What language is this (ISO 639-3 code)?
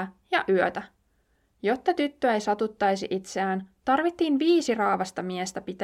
fin